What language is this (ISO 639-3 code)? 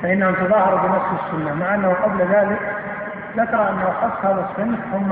ara